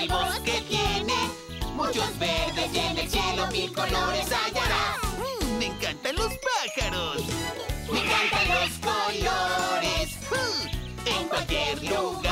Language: Spanish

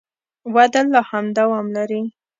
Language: Pashto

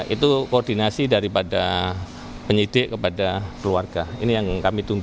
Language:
Indonesian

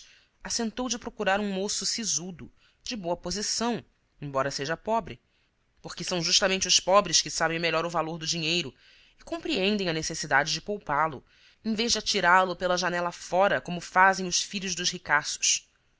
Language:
Portuguese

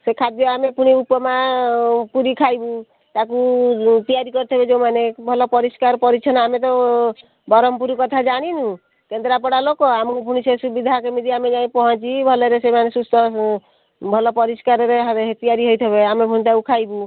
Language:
Odia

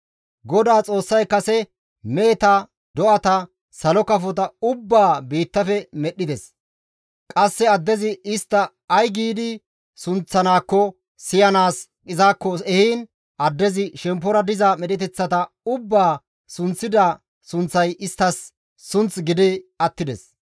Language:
Gamo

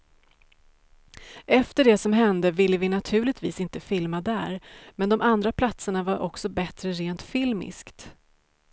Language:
Swedish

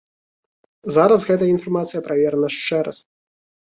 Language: Belarusian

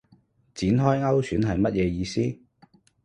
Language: Cantonese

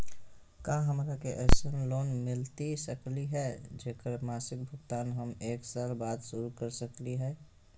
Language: Magahi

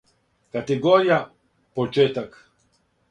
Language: Serbian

